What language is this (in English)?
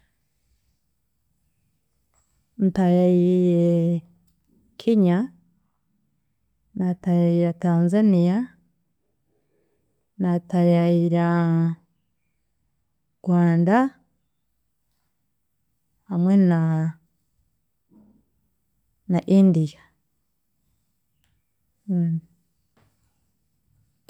Chiga